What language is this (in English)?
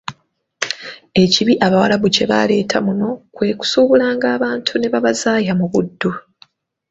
Ganda